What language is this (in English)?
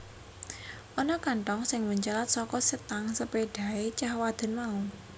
Javanese